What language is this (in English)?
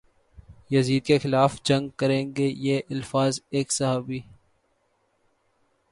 Urdu